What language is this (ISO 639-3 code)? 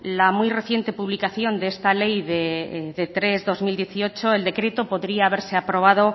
spa